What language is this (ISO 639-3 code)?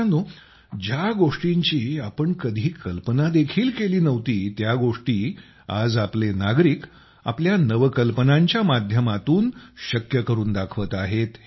mar